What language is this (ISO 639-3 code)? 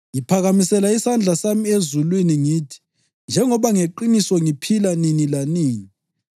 nde